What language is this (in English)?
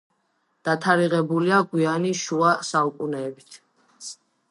Georgian